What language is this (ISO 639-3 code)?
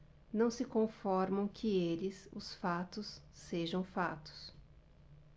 por